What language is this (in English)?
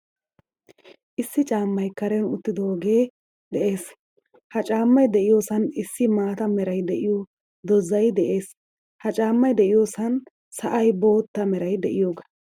Wolaytta